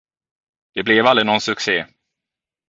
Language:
Swedish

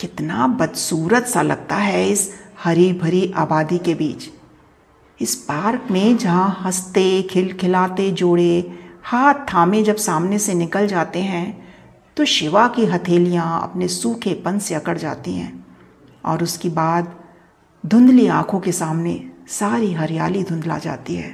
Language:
Hindi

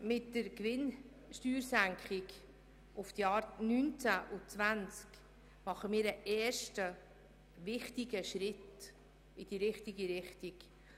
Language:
Swiss German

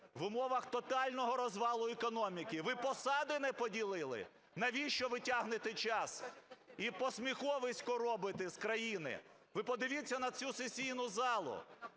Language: Ukrainian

